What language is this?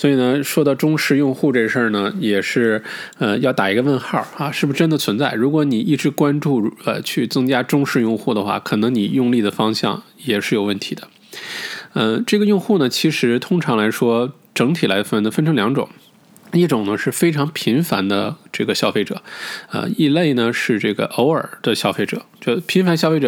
Chinese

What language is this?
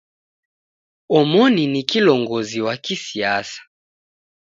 Taita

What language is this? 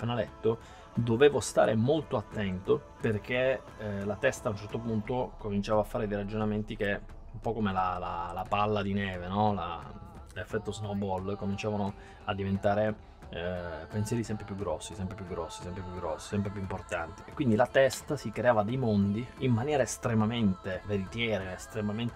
Italian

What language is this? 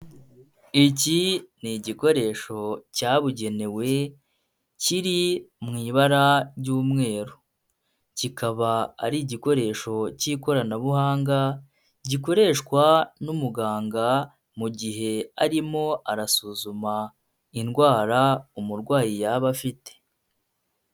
Kinyarwanda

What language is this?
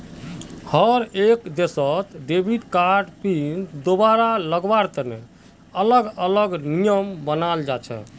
Magahi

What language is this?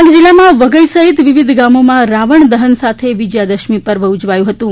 Gujarati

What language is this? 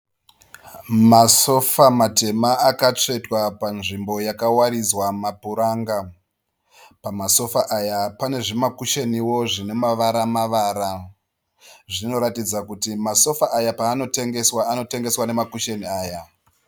Shona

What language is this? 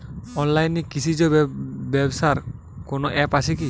Bangla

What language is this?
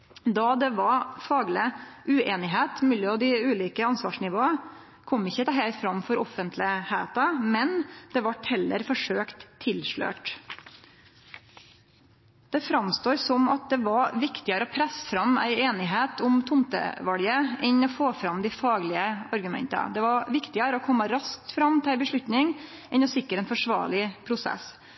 Norwegian Nynorsk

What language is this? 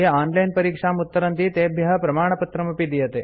Sanskrit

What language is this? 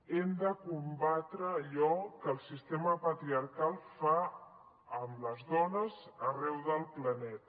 Catalan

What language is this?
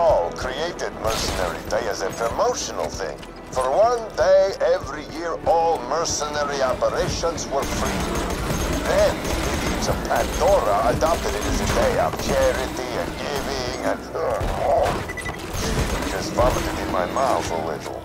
Polish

